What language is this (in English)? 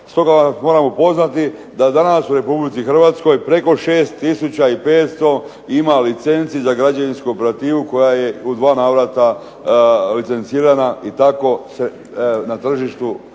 Croatian